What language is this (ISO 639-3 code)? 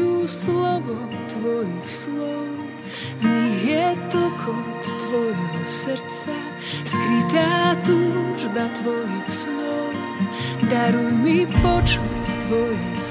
slk